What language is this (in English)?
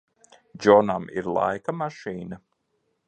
Latvian